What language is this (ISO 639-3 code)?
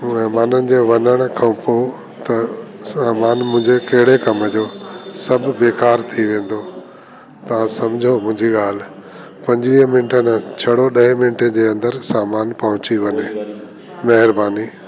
snd